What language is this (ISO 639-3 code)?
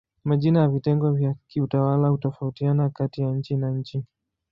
swa